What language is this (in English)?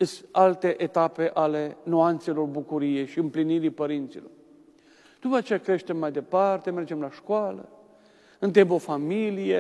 Romanian